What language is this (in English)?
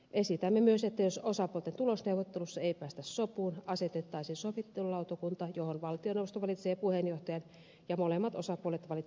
Finnish